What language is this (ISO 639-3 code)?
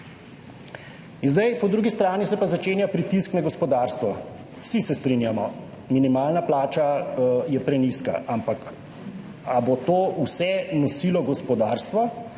slv